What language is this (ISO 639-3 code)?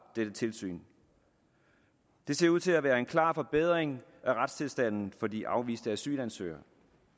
dan